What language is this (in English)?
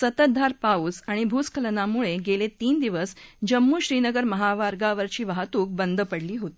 Marathi